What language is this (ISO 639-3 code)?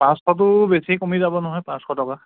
asm